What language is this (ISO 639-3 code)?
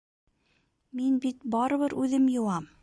bak